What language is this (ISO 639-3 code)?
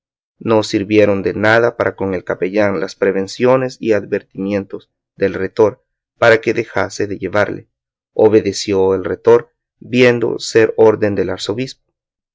spa